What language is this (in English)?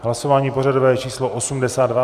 Czech